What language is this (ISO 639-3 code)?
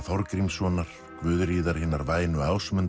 isl